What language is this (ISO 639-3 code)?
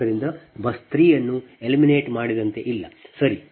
kan